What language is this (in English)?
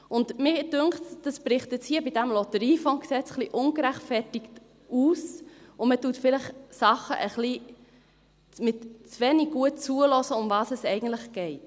Swiss German